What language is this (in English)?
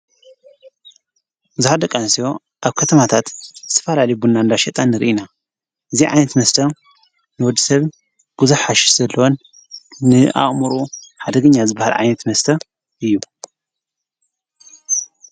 Tigrinya